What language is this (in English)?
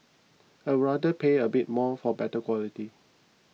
English